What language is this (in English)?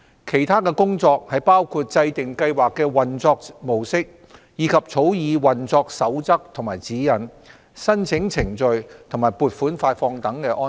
Cantonese